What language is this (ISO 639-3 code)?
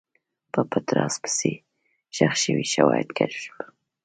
pus